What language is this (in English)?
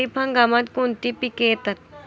Marathi